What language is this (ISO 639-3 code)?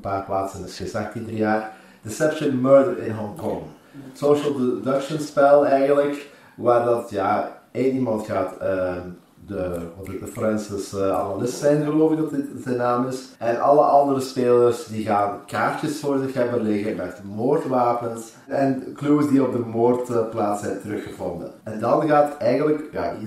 nld